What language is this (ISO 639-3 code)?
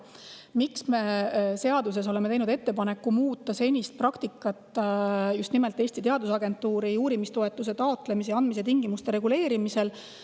est